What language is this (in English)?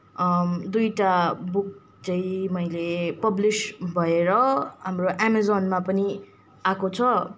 Nepali